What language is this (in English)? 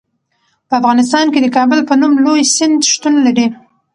Pashto